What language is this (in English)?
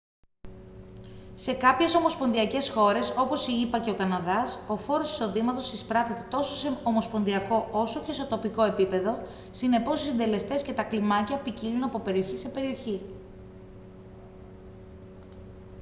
Greek